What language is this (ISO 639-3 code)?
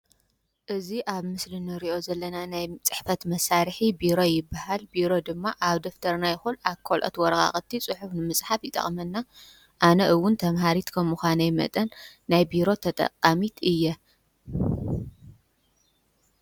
tir